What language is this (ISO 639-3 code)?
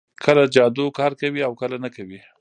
pus